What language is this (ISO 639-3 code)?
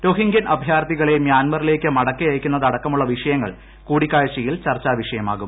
mal